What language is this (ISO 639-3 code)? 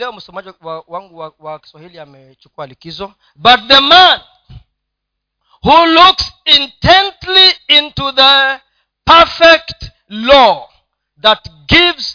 swa